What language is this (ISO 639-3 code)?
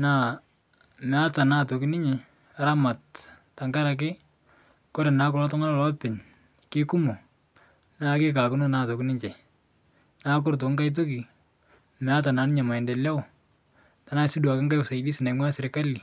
mas